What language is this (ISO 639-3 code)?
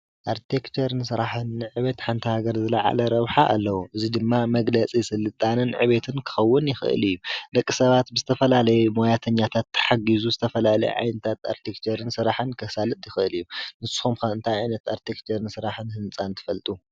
tir